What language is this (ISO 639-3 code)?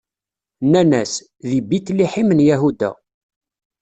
kab